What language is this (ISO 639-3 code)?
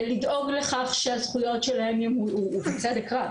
heb